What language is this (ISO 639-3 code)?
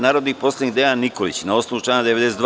srp